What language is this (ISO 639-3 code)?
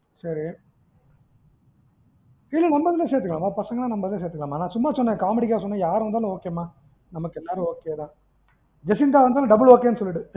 tam